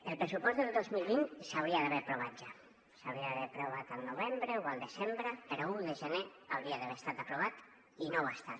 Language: Catalan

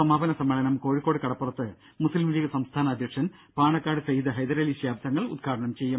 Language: Malayalam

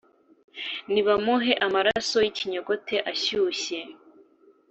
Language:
Kinyarwanda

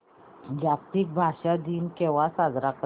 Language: Marathi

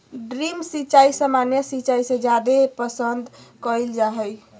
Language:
Magahi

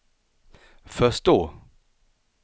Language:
Swedish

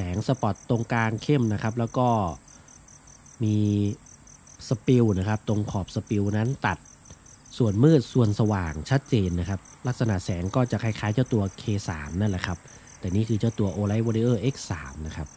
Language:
Thai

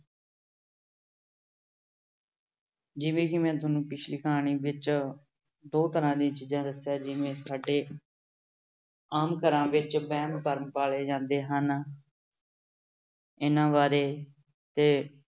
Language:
Punjabi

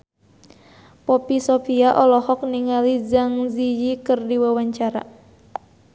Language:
Sundanese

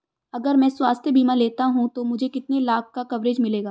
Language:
Hindi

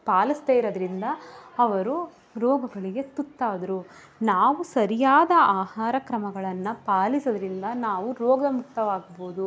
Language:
Kannada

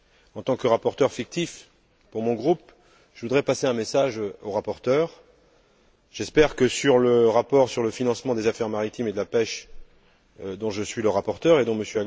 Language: French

